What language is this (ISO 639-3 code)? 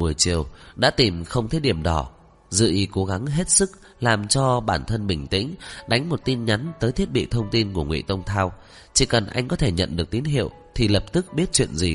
vie